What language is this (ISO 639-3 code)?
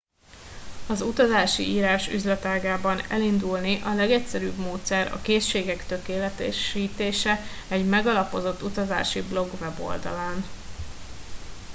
hun